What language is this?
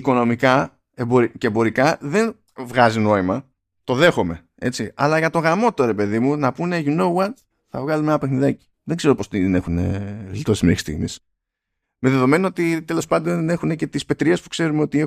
Greek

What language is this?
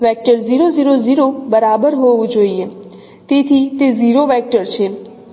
Gujarati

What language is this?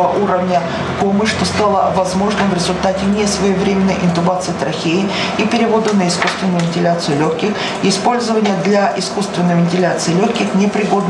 Russian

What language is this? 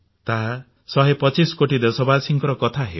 Odia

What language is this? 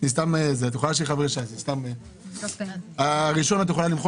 Hebrew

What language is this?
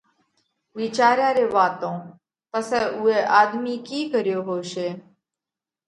Parkari Koli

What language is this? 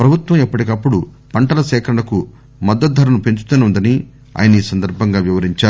Telugu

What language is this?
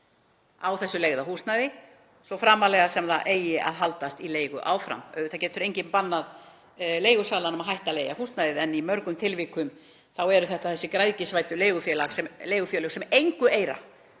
Icelandic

